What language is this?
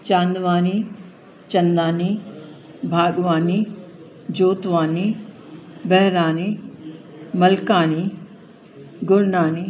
Sindhi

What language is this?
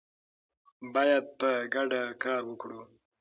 Pashto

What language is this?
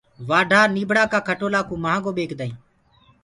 Gurgula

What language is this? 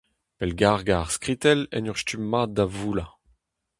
Breton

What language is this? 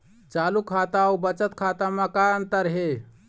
Chhattisgarhi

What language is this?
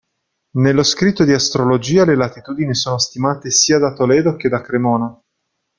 Italian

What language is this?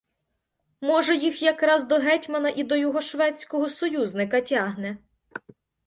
Ukrainian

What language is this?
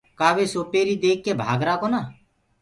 Gurgula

